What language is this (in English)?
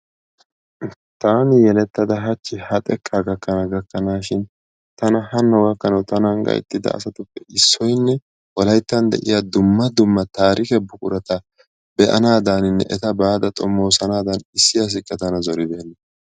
Wolaytta